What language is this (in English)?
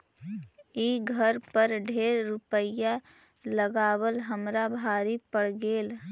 Magahi